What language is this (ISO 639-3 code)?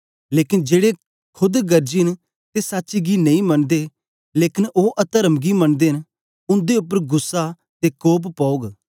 doi